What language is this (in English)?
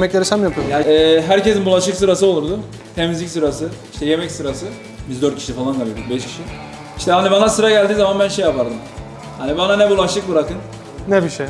Turkish